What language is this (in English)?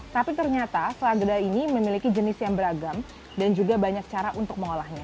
Indonesian